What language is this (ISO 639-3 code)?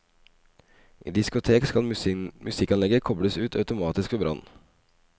nor